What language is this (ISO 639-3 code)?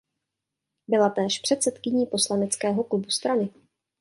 ces